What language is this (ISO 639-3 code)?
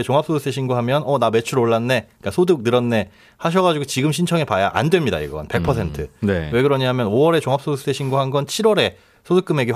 kor